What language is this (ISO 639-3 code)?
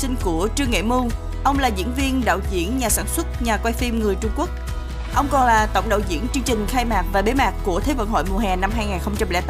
vie